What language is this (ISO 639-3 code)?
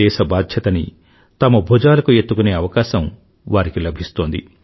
tel